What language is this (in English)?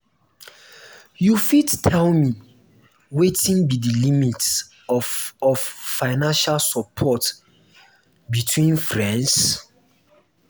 Nigerian Pidgin